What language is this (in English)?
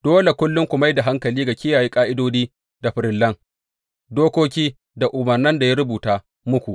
Hausa